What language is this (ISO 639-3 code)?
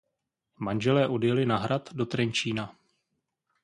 ces